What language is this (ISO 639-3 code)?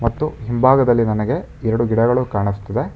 kan